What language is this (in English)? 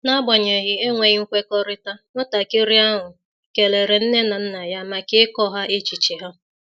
Igbo